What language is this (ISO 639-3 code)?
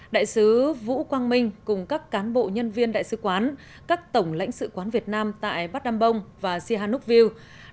vie